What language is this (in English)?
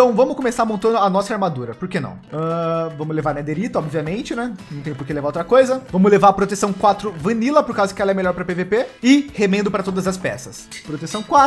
Portuguese